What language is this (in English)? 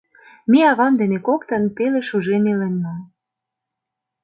Mari